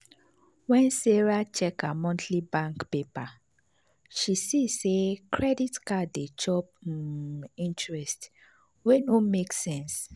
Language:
Nigerian Pidgin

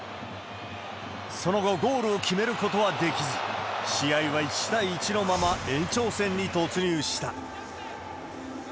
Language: Japanese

